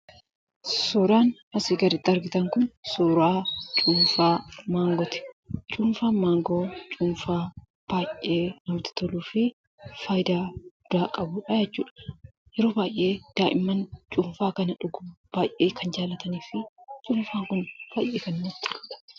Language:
Oromo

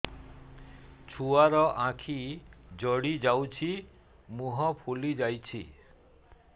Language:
Odia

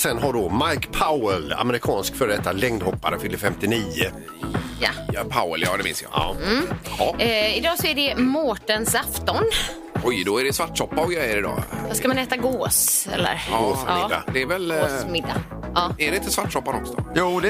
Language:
Swedish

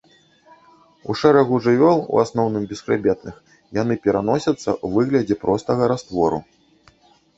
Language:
Belarusian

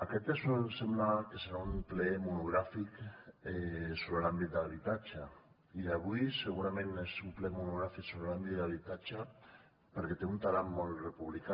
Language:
Catalan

